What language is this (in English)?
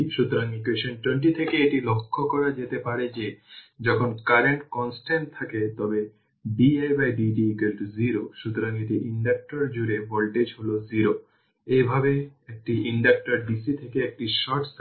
Bangla